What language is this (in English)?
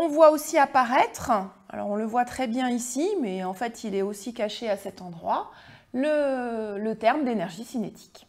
French